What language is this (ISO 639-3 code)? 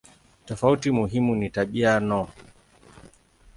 swa